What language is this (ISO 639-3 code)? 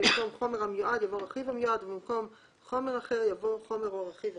heb